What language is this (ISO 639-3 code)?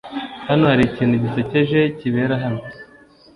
kin